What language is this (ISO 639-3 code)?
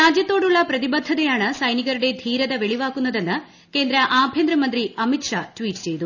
mal